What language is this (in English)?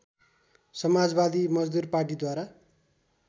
Nepali